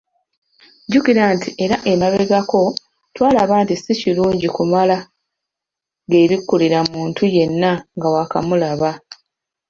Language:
Ganda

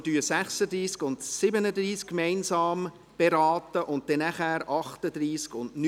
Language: Swiss German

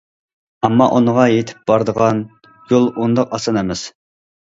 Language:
Uyghur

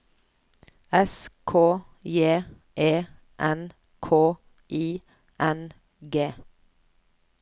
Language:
Norwegian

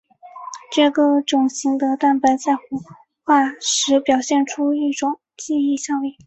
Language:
Chinese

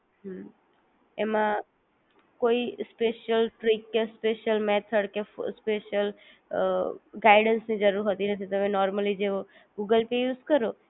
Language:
Gujarati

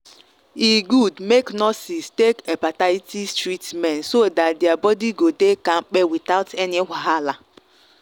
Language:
Nigerian Pidgin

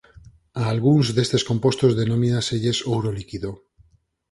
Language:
Galician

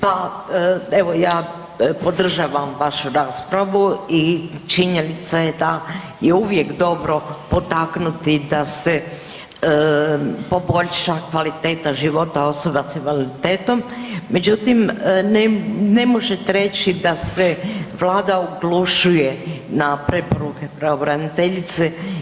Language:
Croatian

